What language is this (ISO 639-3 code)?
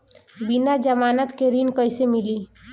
bho